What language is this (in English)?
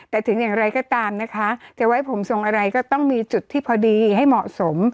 Thai